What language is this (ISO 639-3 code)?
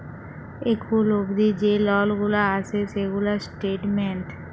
ben